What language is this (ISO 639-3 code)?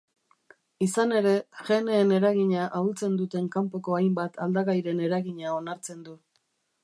eus